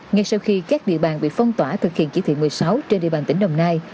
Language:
Vietnamese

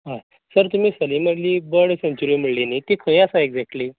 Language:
Konkani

